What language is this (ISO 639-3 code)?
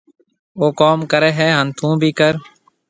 mve